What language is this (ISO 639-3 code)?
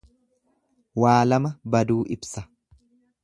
orm